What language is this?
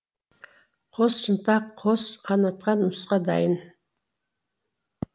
Kazakh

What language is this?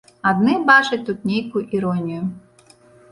Belarusian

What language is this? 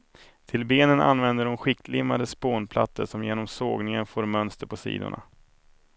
Swedish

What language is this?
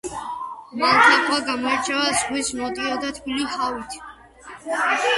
Georgian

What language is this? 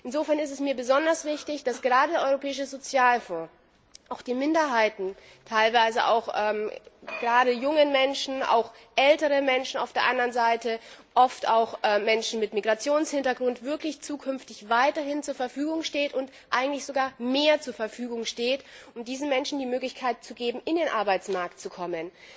German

